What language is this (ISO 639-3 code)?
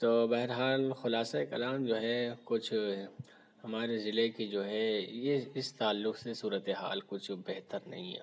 urd